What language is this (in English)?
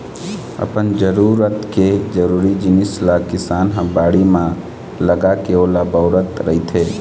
Chhattisgarhi